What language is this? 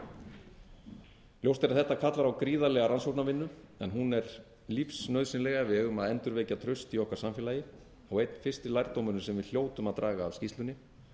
Icelandic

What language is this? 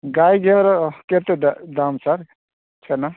Odia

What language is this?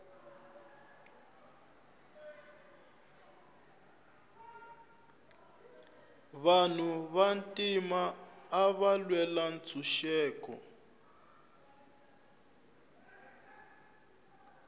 Tsonga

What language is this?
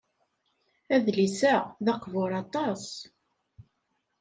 Kabyle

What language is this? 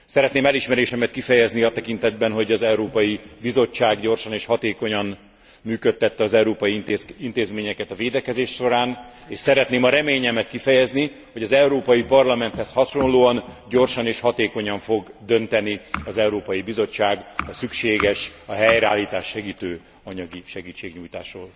Hungarian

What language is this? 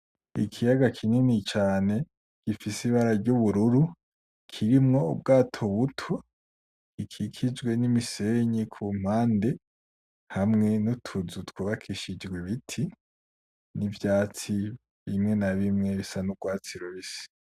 Rundi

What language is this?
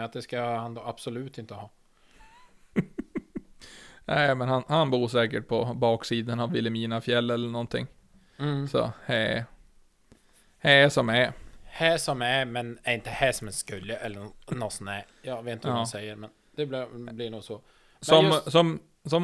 Swedish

